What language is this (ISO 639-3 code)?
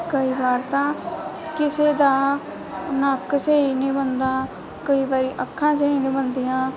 pan